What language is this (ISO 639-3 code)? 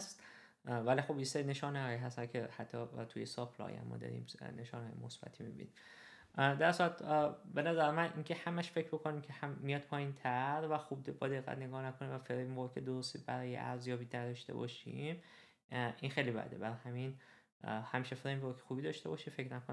fas